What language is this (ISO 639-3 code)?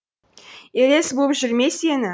kaz